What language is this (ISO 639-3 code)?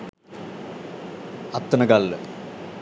sin